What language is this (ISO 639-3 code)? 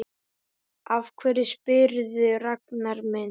isl